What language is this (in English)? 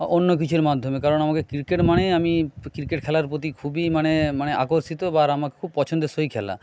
Bangla